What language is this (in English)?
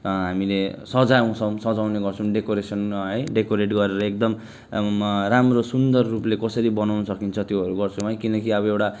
Nepali